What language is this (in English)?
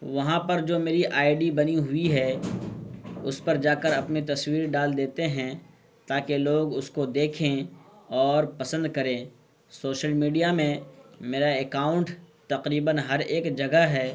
Urdu